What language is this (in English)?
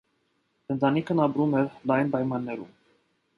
Armenian